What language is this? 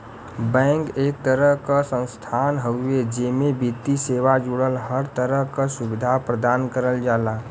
Bhojpuri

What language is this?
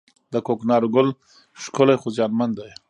Pashto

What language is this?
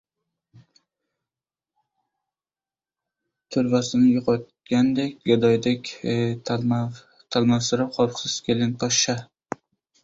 Uzbek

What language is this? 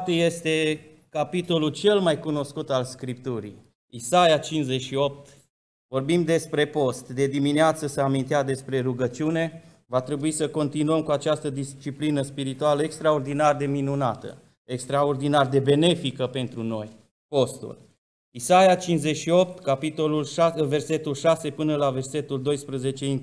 Romanian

